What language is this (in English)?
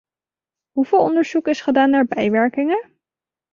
Dutch